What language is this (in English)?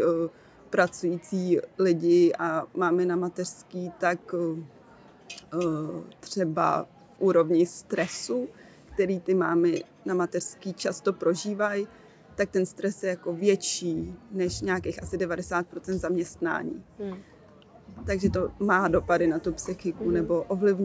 Czech